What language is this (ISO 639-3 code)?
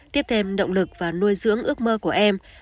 vie